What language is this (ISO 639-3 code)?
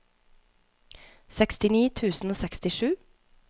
nor